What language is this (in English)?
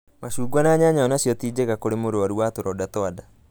Kikuyu